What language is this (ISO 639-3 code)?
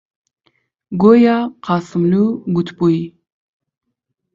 ckb